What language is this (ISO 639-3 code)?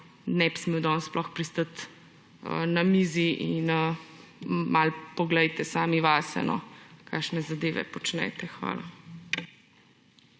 slv